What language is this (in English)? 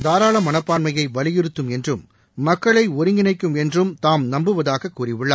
Tamil